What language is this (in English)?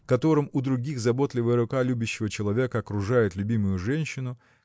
Russian